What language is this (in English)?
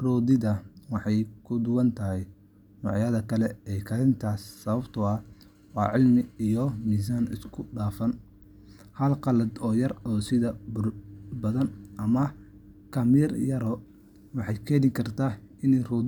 Somali